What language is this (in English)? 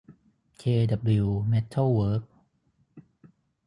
Thai